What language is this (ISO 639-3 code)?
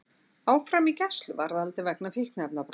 isl